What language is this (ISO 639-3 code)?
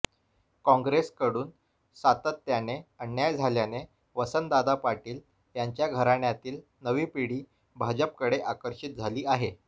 mar